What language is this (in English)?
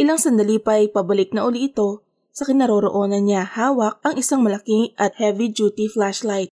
Filipino